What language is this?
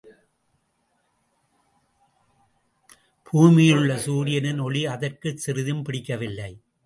Tamil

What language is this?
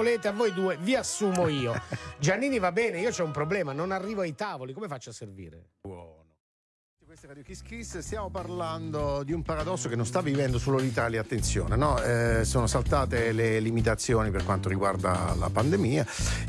Italian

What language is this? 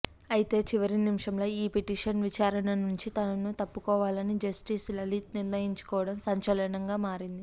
Telugu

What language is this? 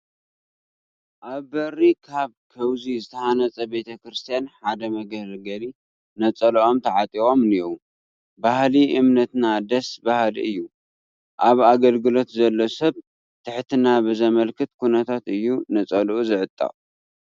Tigrinya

